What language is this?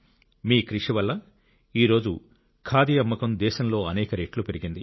Telugu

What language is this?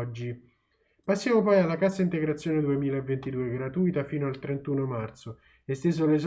Italian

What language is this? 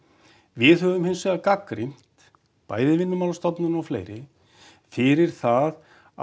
Icelandic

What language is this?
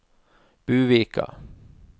Norwegian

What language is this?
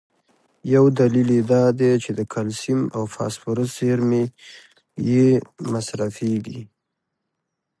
Pashto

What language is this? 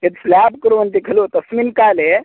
Sanskrit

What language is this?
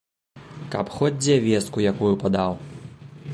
Belarusian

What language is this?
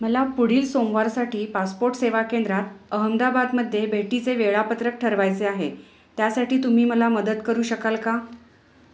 Marathi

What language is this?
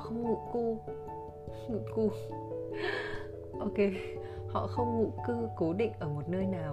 Vietnamese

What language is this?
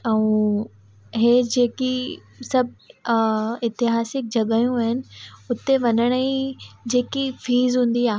Sindhi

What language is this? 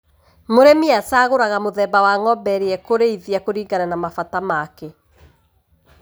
Kikuyu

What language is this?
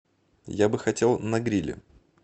Russian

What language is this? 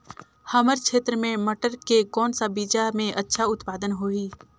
Chhattisgarhi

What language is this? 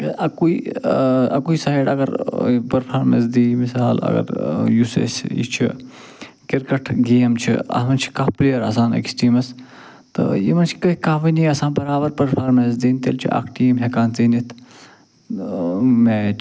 Kashmiri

